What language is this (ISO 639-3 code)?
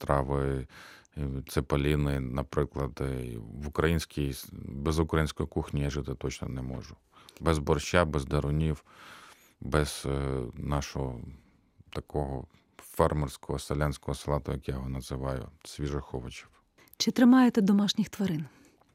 ukr